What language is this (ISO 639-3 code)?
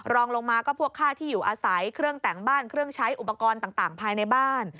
tha